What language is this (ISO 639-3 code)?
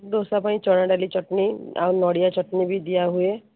ori